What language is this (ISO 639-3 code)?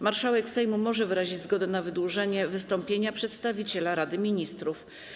pol